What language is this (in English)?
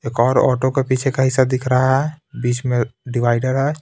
Hindi